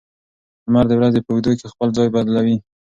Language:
Pashto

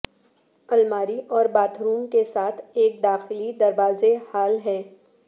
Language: Urdu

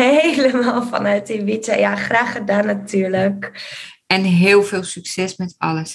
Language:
Dutch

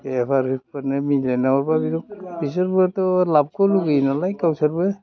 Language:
Bodo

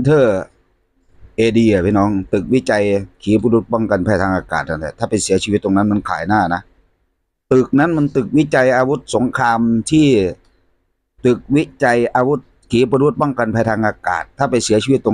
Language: Thai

